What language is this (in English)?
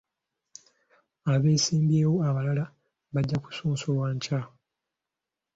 Ganda